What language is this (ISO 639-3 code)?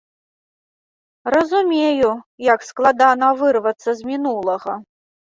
bel